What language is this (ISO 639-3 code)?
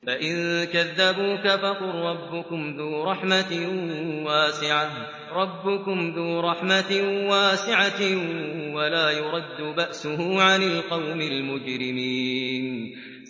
ara